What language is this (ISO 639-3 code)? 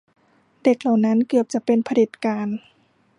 tha